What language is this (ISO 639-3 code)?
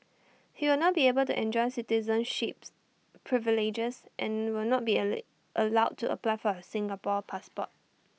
eng